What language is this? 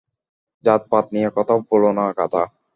Bangla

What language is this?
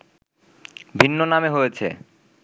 Bangla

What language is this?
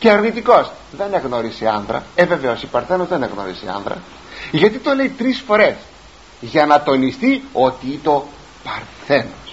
Greek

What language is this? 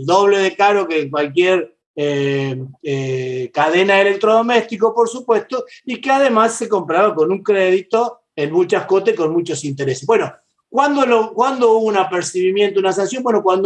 Spanish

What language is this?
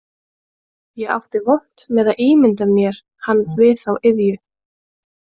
Icelandic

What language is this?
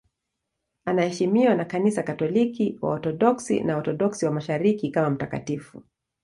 Swahili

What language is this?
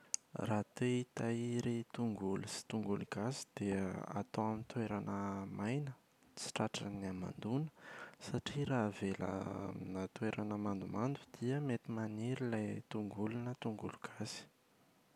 Malagasy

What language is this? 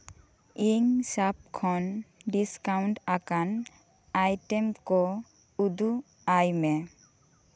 Santali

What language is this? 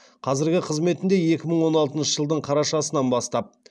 Kazakh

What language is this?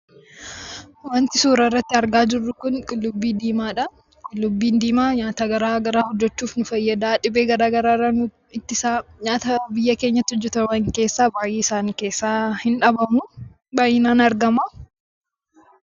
Oromo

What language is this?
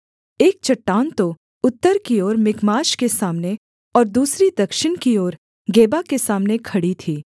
Hindi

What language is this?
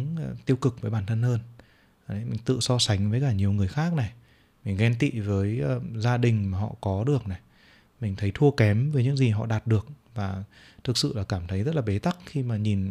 Vietnamese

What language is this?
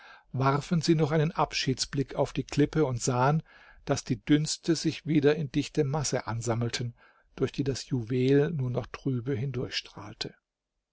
German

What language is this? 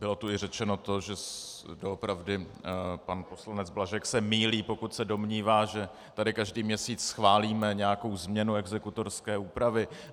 Czech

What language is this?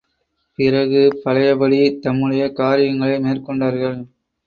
Tamil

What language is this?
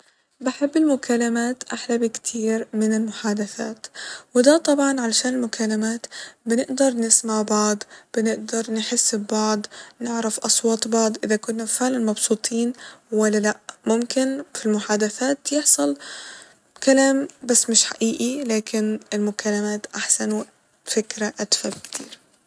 Egyptian Arabic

